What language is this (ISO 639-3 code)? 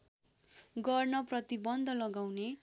nep